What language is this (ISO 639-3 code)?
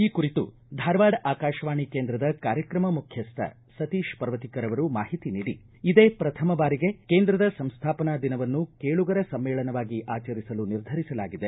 kan